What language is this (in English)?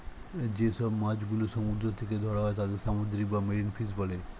Bangla